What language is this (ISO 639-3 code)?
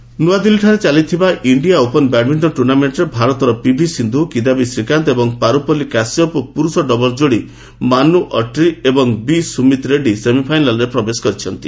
ori